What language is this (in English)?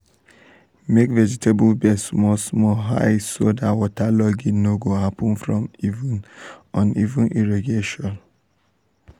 Nigerian Pidgin